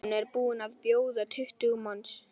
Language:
Icelandic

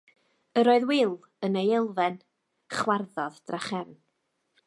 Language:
Welsh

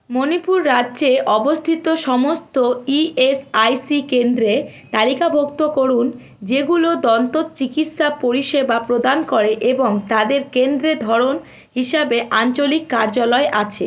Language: Bangla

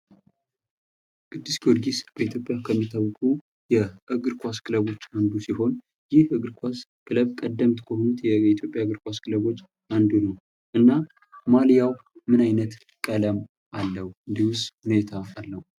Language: Amharic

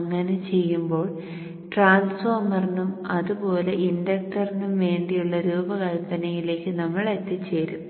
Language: Malayalam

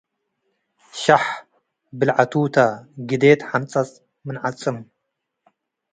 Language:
Tigre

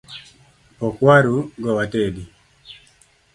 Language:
Luo (Kenya and Tanzania)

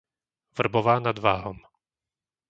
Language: Slovak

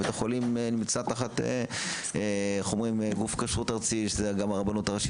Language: Hebrew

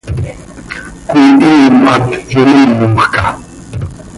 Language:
Seri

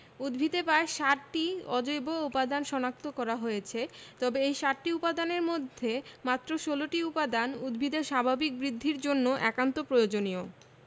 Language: Bangla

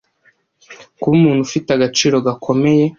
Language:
Kinyarwanda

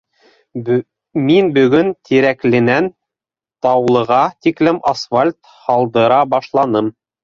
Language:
Bashkir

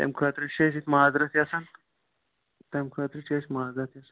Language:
Kashmiri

